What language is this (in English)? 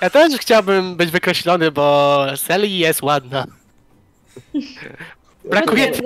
Polish